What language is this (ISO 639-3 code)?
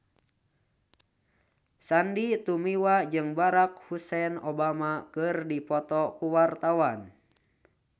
sun